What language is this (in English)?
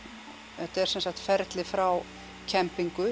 Icelandic